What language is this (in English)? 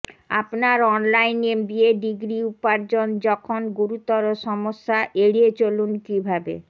Bangla